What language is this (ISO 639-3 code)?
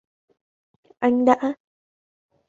vie